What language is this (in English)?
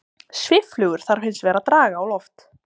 Icelandic